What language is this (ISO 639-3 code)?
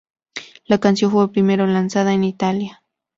spa